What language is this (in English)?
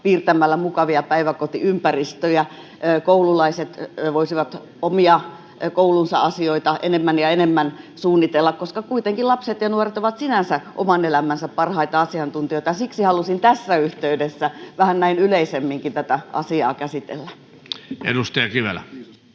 Finnish